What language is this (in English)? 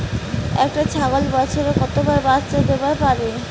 Bangla